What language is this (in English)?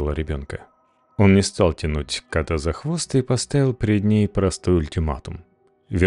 Russian